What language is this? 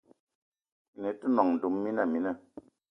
Eton (Cameroon)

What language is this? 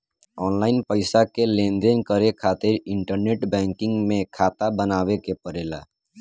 Bhojpuri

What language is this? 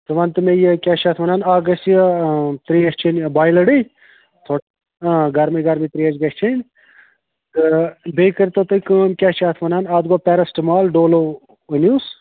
Kashmiri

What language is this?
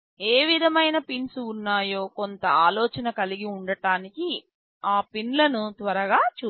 Telugu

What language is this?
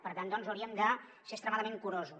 Catalan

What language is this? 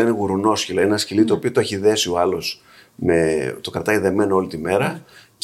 Greek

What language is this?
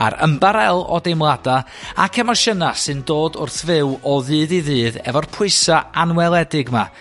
Welsh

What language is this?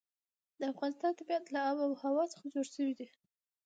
Pashto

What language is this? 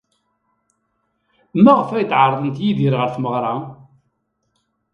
Kabyle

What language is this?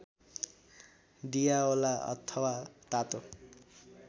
Nepali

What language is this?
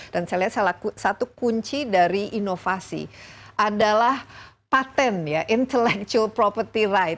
Indonesian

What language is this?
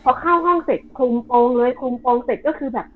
Thai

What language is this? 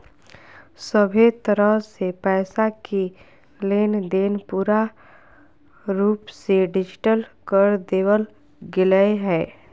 Magahi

